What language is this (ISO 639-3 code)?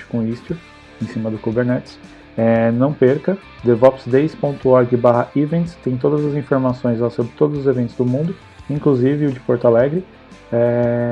por